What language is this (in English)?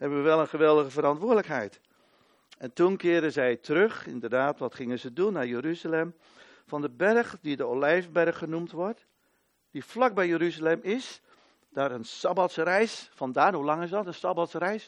Dutch